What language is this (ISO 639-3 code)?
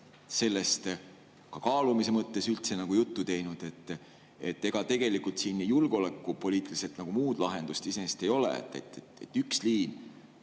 est